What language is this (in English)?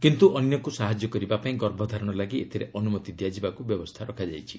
Odia